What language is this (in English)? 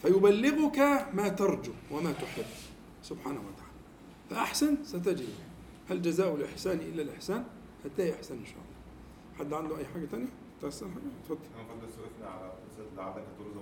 Arabic